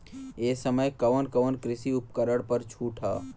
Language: Bhojpuri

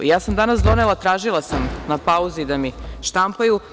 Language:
Serbian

